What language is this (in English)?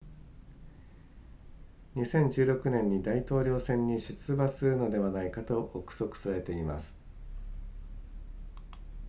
Japanese